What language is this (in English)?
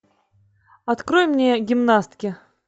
Russian